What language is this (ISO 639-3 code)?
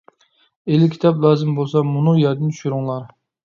uig